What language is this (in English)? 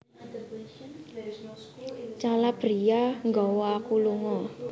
Javanese